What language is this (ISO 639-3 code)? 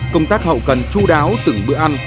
vie